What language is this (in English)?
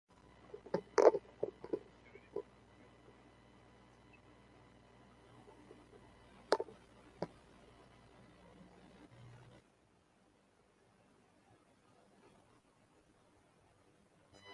Central Kurdish